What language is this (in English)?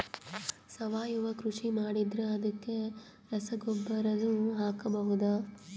Kannada